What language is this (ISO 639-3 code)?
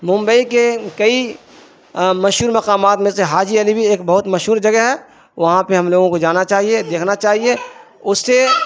urd